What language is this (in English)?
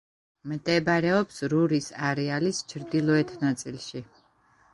Georgian